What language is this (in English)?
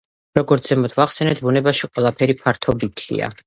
Georgian